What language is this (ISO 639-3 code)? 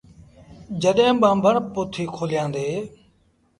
sbn